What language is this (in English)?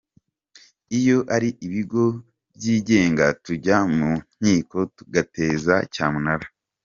Kinyarwanda